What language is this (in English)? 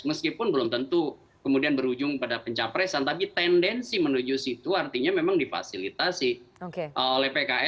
Indonesian